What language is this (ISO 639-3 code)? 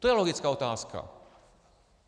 ces